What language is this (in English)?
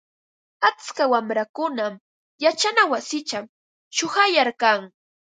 Ambo-Pasco Quechua